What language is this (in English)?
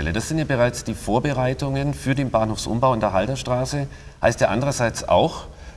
German